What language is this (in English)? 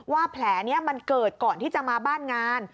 Thai